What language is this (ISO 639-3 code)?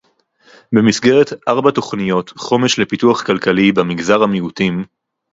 heb